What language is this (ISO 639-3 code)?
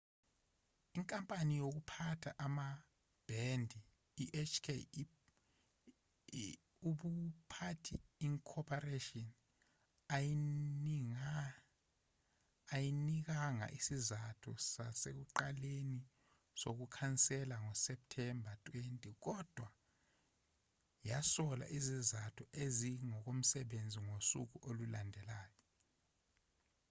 zul